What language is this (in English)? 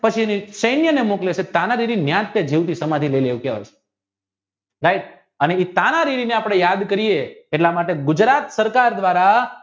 Gujarati